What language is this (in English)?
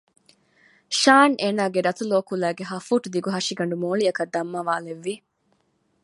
Divehi